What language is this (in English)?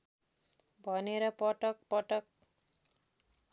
Nepali